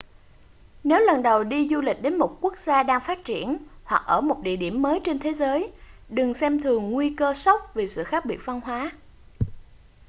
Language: Vietnamese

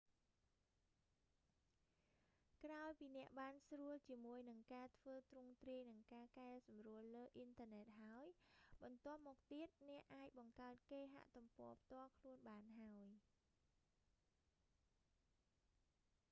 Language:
Khmer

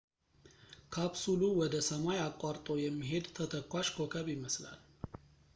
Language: Amharic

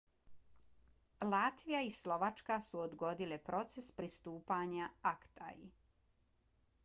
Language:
Bosnian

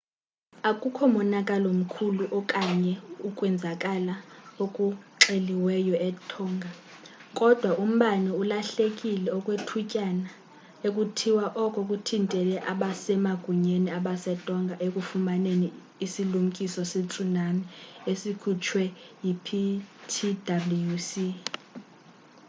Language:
Xhosa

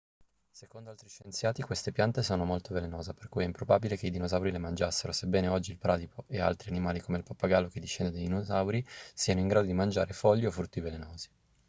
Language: Italian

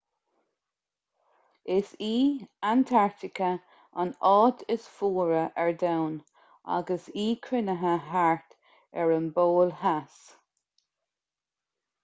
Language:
Irish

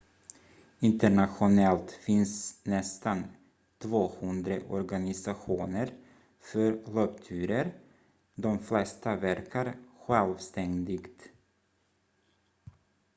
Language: Swedish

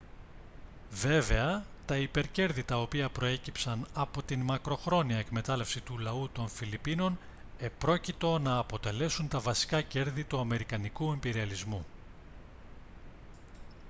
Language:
Greek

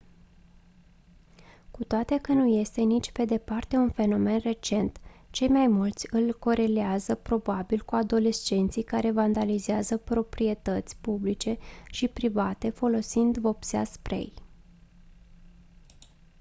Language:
Romanian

